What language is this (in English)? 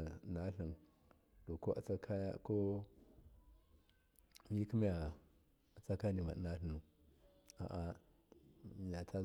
Miya